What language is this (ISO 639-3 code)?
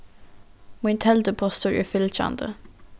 fao